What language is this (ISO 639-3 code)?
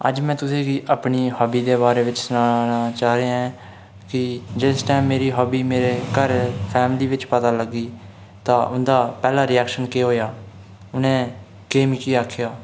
doi